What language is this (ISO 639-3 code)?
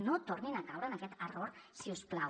cat